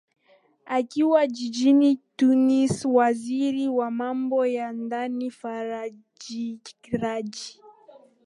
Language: Swahili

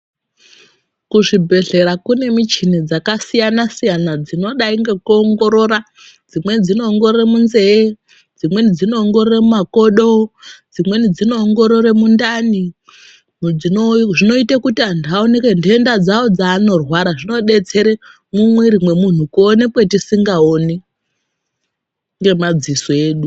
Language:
Ndau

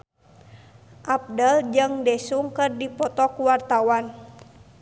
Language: Sundanese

